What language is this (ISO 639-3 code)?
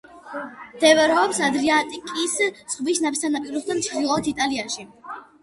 kat